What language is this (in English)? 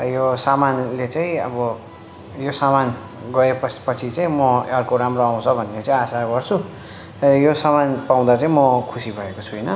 Nepali